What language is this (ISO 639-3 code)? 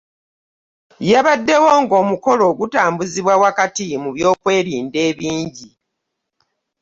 lug